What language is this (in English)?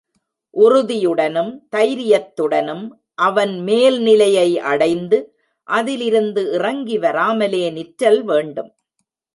Tamil